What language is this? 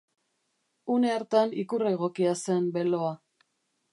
Basque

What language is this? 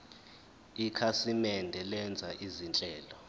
Zulu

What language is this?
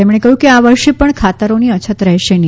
Gujarati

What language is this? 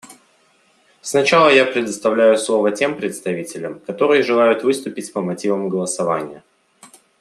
Russian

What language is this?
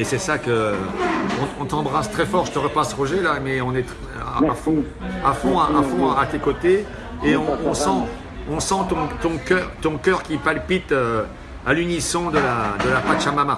French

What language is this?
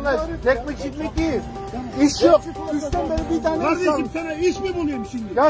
Turkish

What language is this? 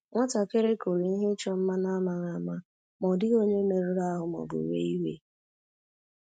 Igbo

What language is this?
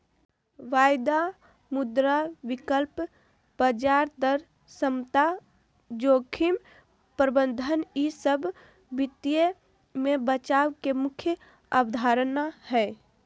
Magahi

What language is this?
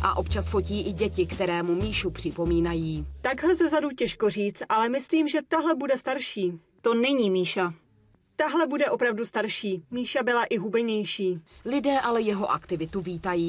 Czech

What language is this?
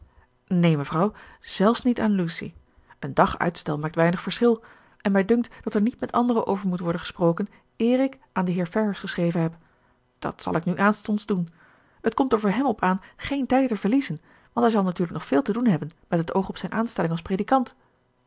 Dutch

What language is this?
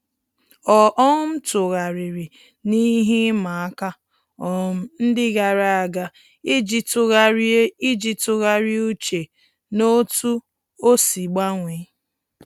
Igbo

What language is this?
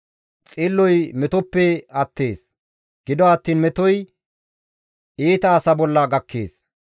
Gamo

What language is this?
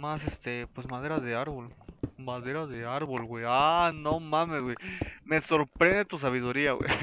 Spanish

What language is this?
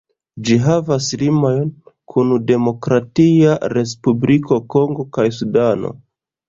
Esperanto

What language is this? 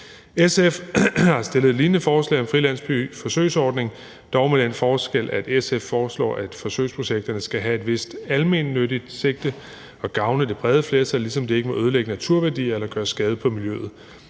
Danish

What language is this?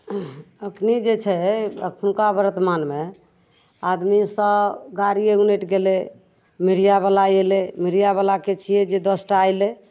Maithili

